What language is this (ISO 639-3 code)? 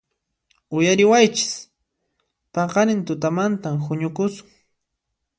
qxp